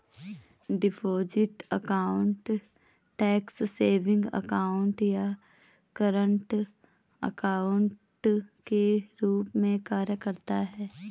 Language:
Hindi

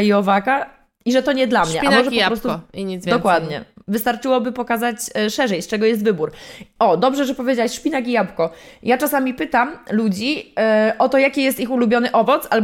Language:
Polish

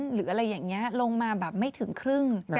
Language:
Thai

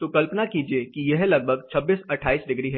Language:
Hindi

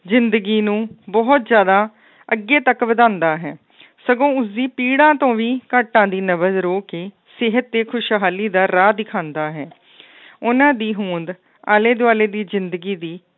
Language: Punjabi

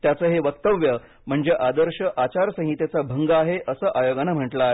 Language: Marathi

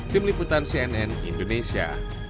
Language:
Indonesian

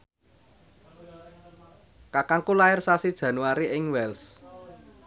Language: Javanese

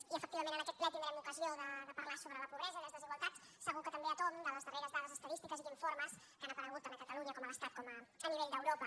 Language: Catalan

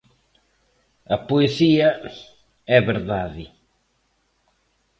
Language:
Galician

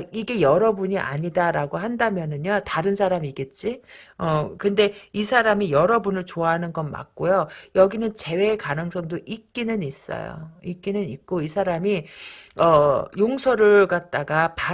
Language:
Korean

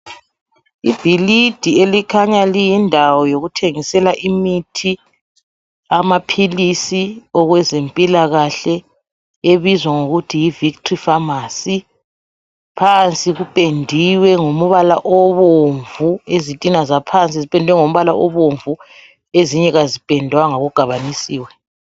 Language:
North Ndebele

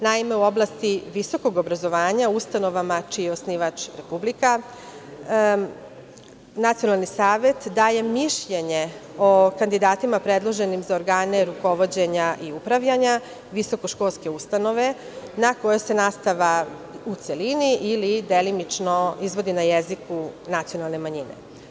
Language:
Serbian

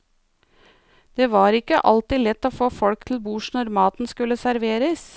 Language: Norwegian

